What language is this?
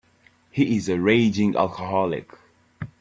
English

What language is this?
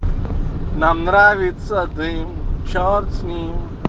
Russian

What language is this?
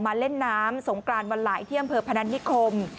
Thai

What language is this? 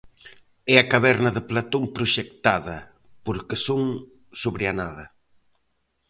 Galician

